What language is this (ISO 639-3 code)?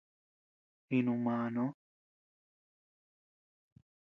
cux